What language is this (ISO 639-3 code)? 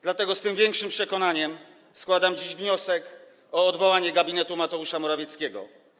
pol